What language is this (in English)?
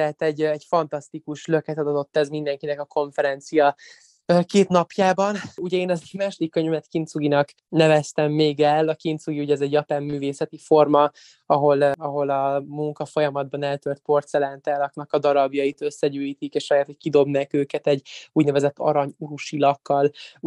Hungarian